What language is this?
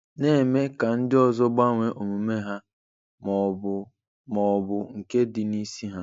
Igbo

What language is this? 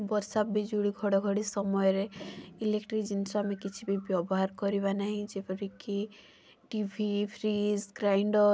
Odia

